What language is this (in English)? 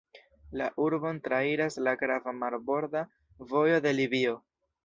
Esperanto